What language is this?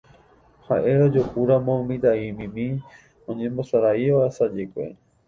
Guarani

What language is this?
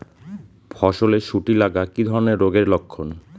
Bangla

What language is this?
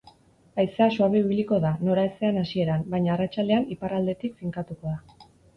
Basque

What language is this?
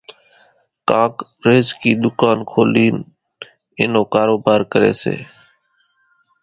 Kachi Koli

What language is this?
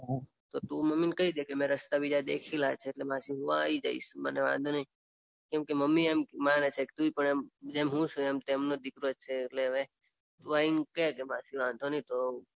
Gujarati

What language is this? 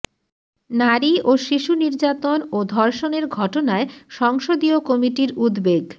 Bangla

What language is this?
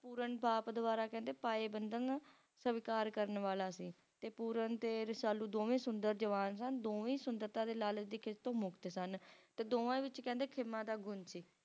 Punjabi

